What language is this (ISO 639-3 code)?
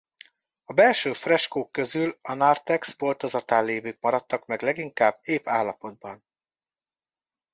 hun